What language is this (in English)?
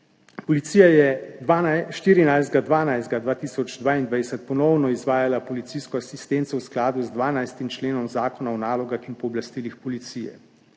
Slovenian